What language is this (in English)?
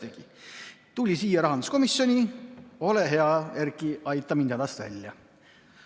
Estonian